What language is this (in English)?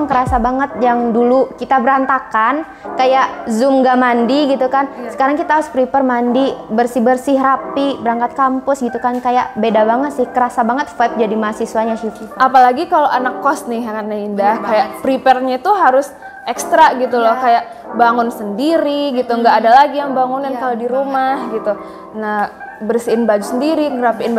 Indonesian